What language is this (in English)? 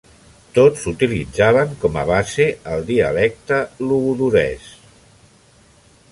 Catalan